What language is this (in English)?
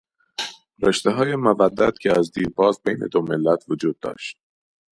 Persian